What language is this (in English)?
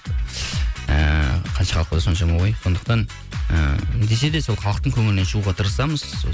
Kazakh